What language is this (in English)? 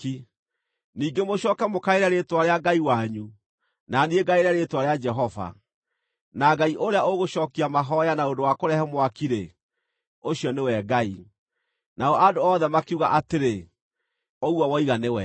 Kikuyu